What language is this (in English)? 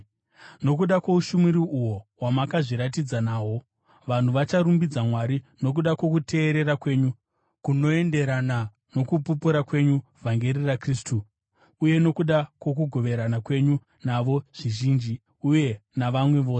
Shona